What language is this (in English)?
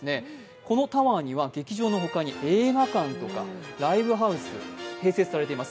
Japanese